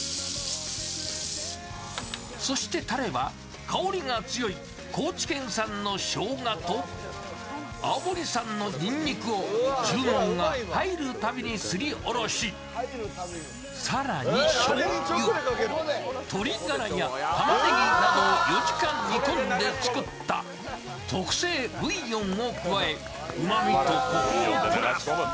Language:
Japanese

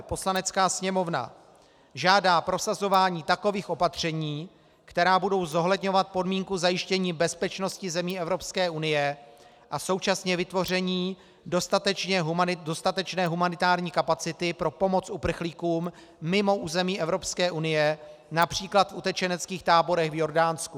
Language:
Czech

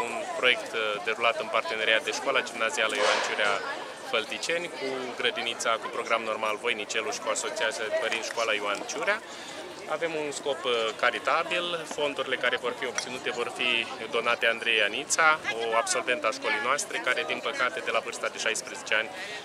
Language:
Romanian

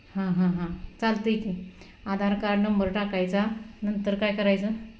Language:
Marathi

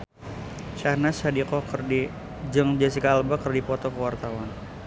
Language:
Sundanese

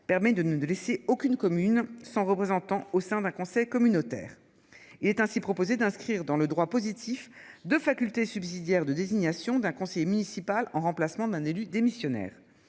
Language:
French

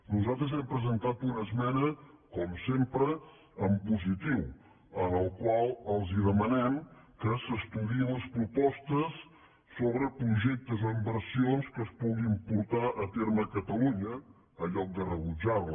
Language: Catalan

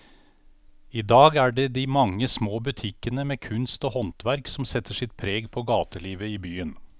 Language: Norwegian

